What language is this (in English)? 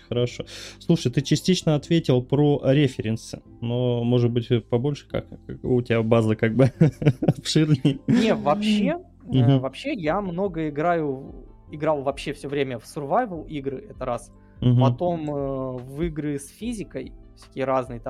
Russian